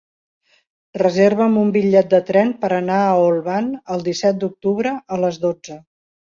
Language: Catalan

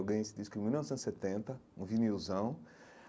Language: Portuguese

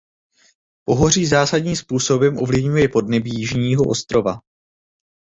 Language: Czech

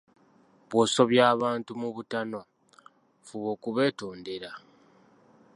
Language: Ganda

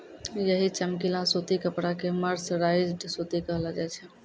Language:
Maithili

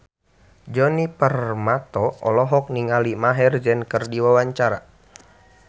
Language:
Sundanese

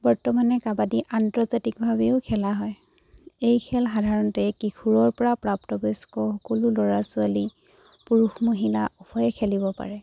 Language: Assamese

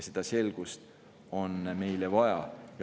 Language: Estonian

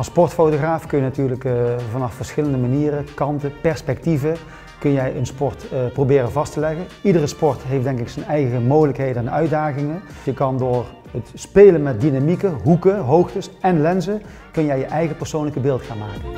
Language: Dutch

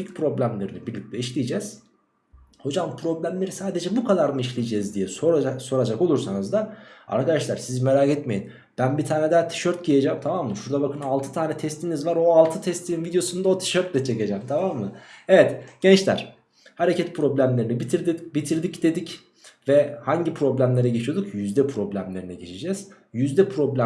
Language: Turkish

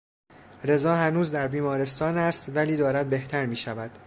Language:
Persian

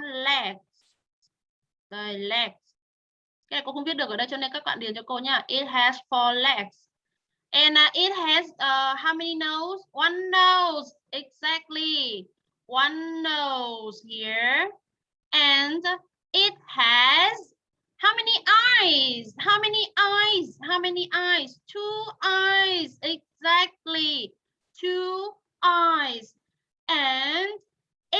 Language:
Vietnamese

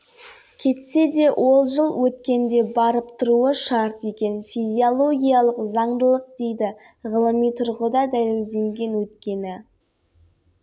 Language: Kazakh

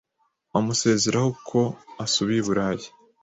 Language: Kinyarwanda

